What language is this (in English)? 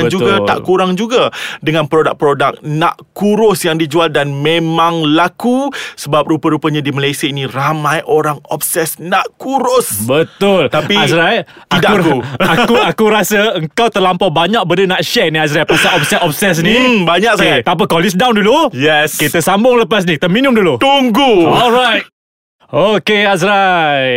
Malay